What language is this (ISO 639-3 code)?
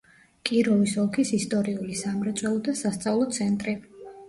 kat